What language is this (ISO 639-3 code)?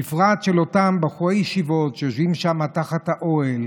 heb